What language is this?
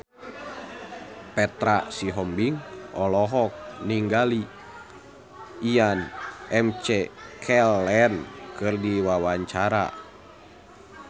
Sundanese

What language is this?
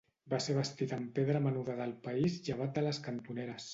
Catalan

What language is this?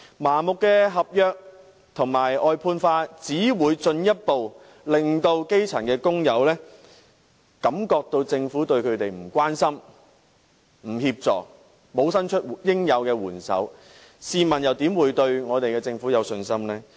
Cantonese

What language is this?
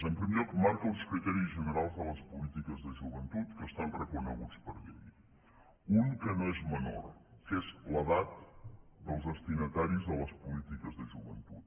Catalan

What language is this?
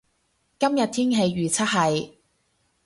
Cantonese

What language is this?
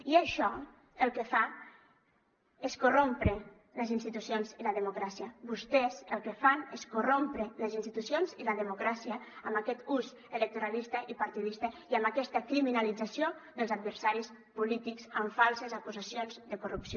Catalan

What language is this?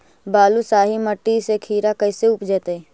Magahi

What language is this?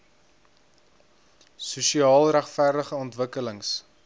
Afrikaans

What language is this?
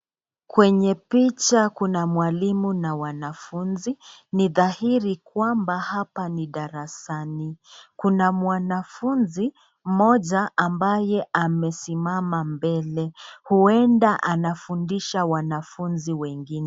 Swahili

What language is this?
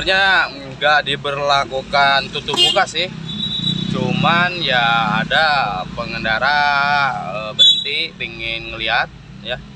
Indonesian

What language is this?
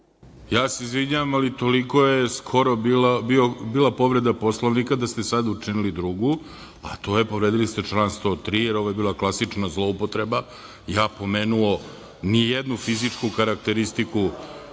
Serbian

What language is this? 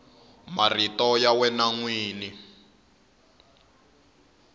Tsonga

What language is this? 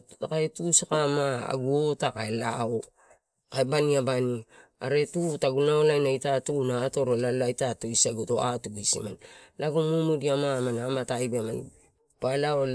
Torau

